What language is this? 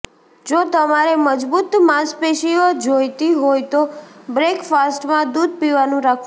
Gujarati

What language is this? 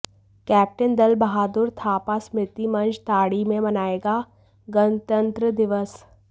Hindi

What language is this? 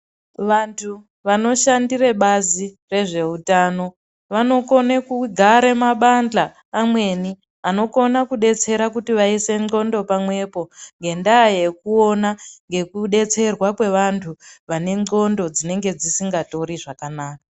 Ndau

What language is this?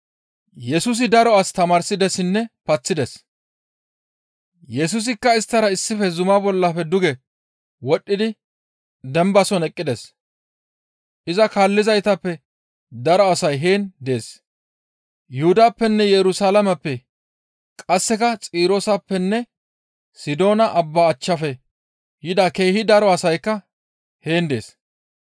Gamo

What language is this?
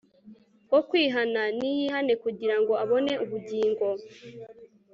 Kinyarwanda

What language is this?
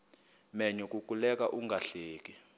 Xhosa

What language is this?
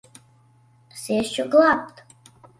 Latvian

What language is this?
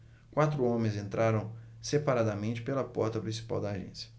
Portuguese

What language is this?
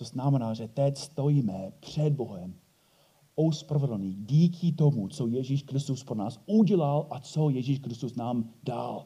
Czech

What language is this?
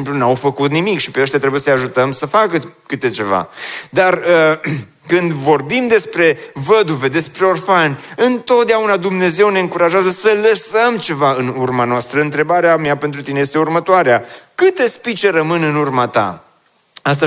Romanian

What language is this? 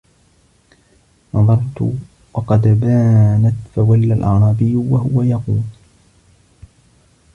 Arabic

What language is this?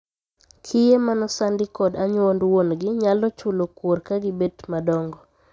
Luo (Kenya and Tanzania)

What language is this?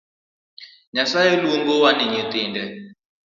Luo (Kenya and Tanzania)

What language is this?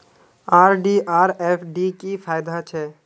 Magahi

